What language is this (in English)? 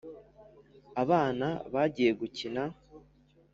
Kinyarwanda